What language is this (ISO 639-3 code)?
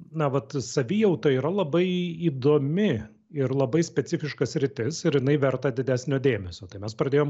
lit